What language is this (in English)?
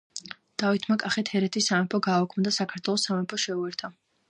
Georgian